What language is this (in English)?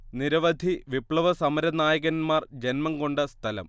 Malayalam